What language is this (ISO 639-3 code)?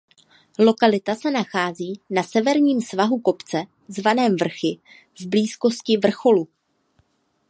ces